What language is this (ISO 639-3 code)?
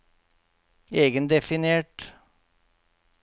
nor